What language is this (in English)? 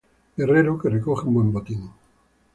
Spanish